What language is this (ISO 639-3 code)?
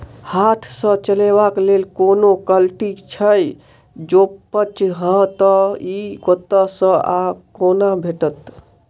mai